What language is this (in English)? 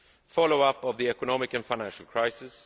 English